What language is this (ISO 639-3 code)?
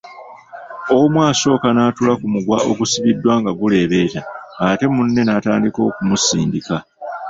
lug